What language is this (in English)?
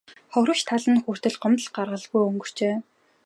Mongolian